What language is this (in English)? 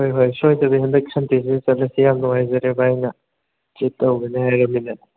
Manipuri